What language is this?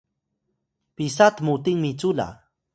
Atayal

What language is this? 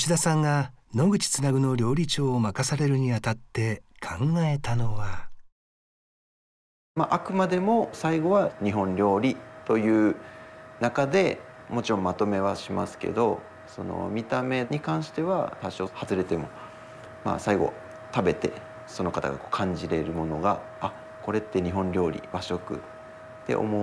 Japanese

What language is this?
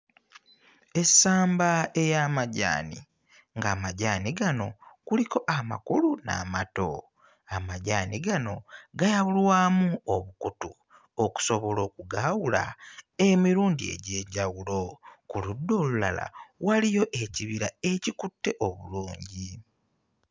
Ganda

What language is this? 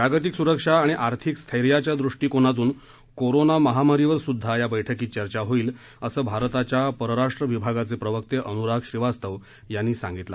Marathi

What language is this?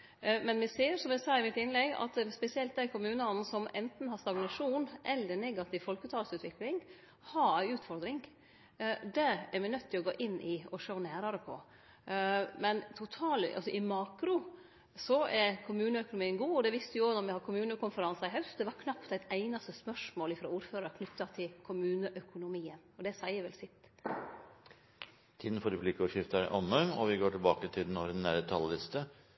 Norwegian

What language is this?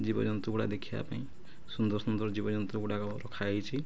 Odia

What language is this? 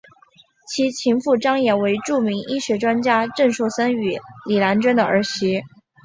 Chinese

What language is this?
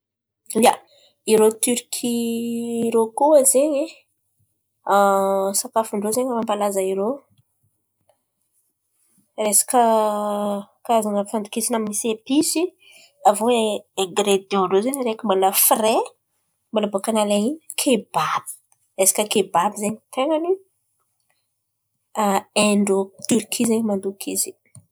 Antankarana Malagasy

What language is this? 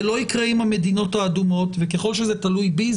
Hebrew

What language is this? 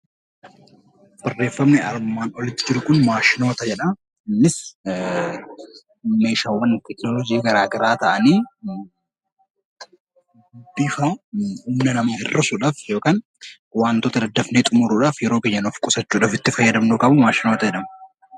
Oromo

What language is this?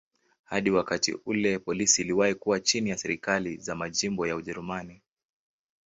Swahili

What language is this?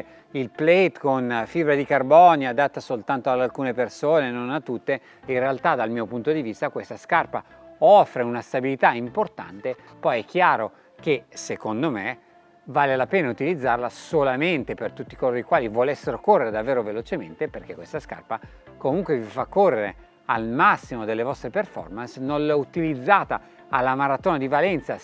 Italian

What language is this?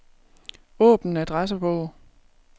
Danish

